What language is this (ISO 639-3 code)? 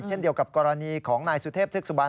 tha